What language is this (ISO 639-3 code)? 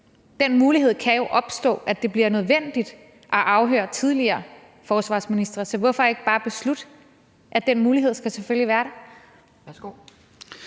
dan